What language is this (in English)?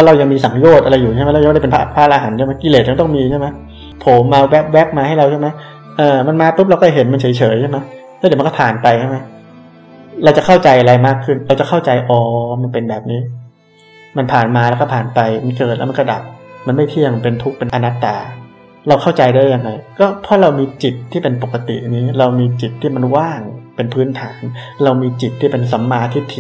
Thai